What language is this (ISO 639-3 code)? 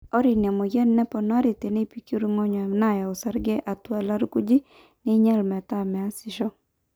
mas